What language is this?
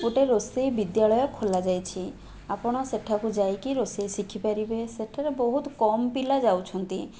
Odia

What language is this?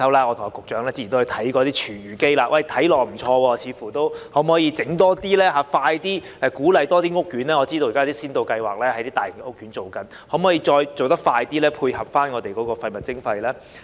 Cantonese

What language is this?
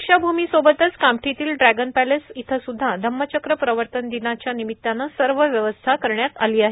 Marathi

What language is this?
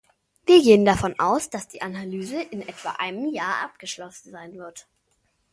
German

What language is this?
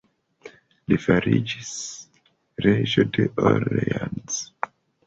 Esperanto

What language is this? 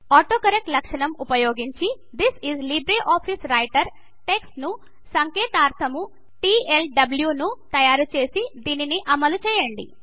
Telugu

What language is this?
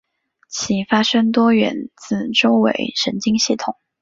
Chinese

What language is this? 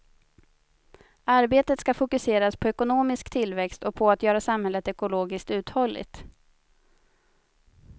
Swedish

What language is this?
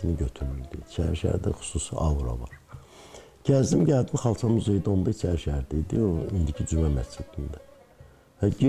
Turkish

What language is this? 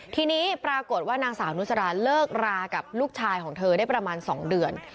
Thai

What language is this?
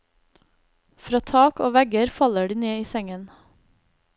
Norwegian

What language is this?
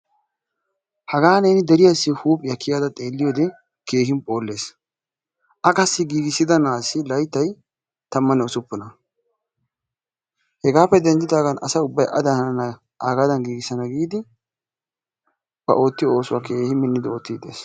Wolaytta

